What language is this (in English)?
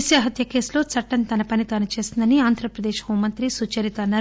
Telugu